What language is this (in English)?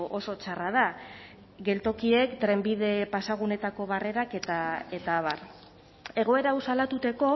Basque